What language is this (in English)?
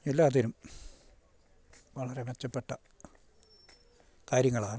Malayalam